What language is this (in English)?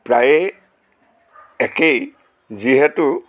Assamese